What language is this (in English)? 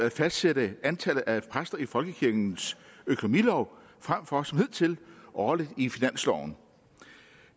Danish